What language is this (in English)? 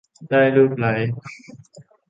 Thai